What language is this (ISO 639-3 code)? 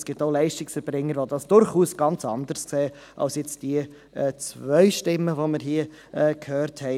gsw